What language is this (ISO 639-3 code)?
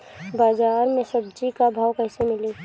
bho